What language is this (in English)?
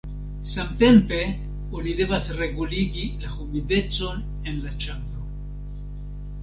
Esperanto